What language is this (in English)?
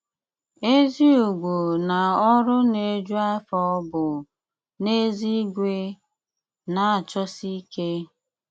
Igbo